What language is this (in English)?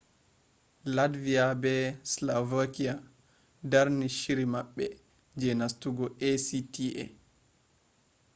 Fula